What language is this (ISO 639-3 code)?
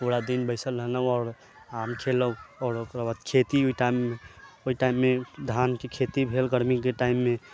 mai